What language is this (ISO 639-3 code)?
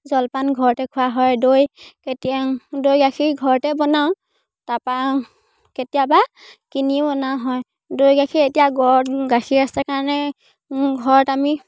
asm